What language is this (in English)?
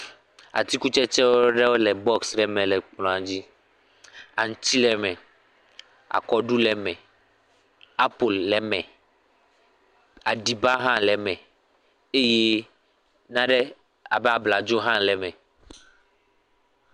Ewe